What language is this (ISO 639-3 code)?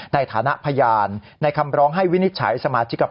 tha